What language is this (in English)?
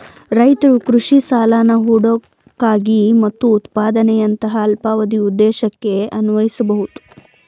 Kannada